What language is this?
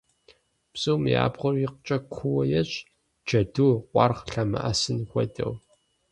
Kabardian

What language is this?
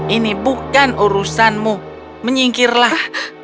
Indonesian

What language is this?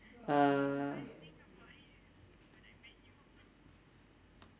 English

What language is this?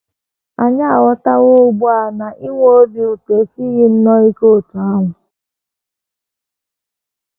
Igbo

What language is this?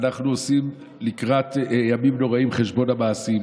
Hebrew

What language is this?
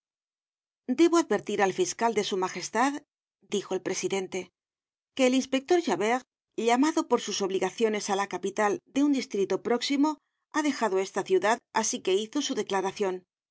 Spanish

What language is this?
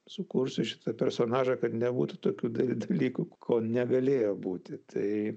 Lithuanian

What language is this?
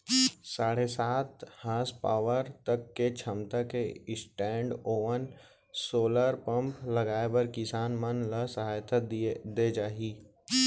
Chhattisgarhi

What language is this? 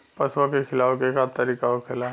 Bhojpuri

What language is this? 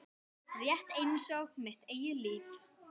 Icelandic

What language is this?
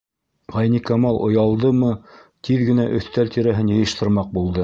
Bashkir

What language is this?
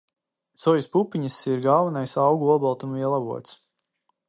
Latvian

